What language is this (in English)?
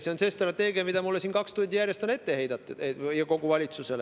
Estonian